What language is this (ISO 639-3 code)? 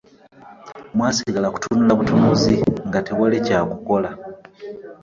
lug